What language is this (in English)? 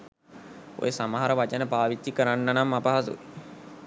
Sinhala